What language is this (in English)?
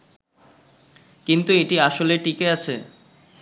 Bangla